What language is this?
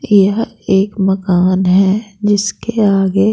Hindi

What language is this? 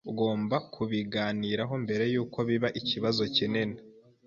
Kinyarwanda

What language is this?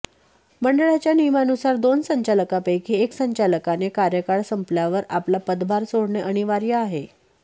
Marathi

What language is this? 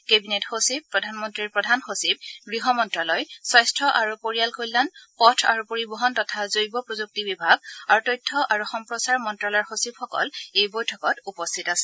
Assamese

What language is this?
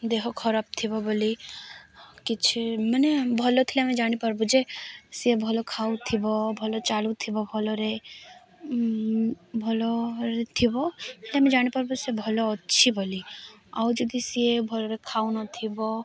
Odia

